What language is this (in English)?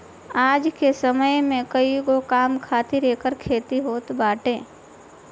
Bhojpuri